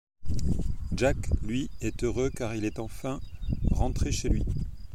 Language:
French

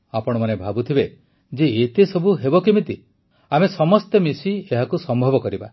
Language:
Odia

